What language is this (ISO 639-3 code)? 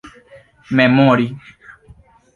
epo